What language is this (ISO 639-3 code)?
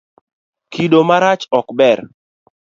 luo